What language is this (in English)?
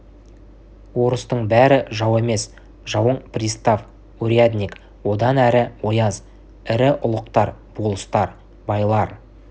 Kazakh